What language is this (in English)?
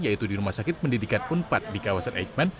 Indonesian